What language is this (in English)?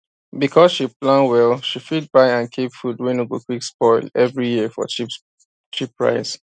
Nigerian Pidgin